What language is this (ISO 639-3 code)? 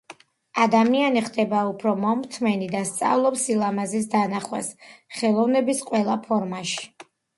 kat